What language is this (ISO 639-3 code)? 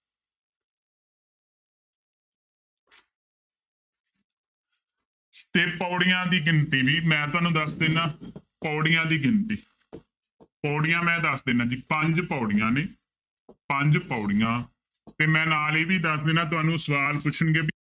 pan